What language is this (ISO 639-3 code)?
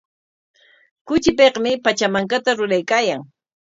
qwa